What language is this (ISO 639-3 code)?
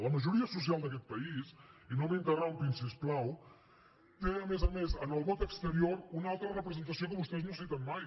cat